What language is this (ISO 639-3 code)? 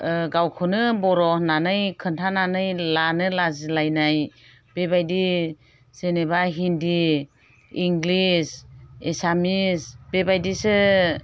brx